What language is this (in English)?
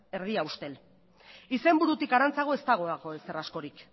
Basque